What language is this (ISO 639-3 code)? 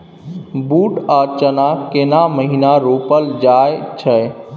mai